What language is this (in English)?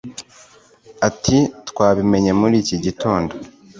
Kinyarwanda